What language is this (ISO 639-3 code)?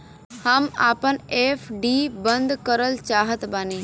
bho